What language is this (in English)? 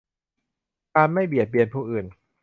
Thai